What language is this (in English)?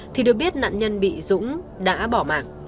Vietnamese